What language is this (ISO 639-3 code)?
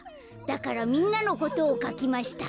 jpn